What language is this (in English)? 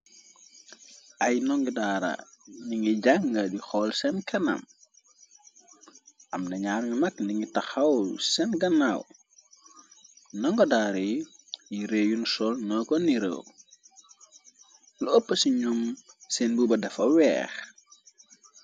Wolof